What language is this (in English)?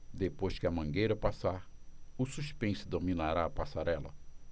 Portuguese